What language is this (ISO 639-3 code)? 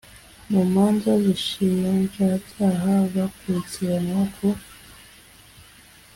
kin